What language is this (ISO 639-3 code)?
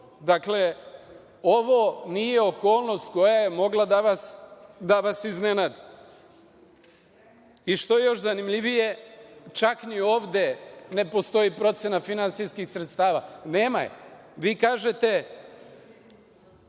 srp